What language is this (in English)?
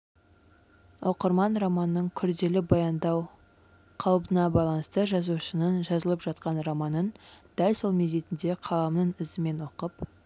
Kazakh